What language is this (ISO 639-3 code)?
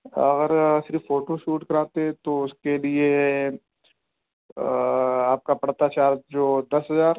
urd